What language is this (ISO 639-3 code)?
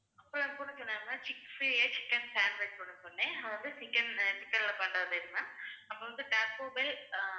tam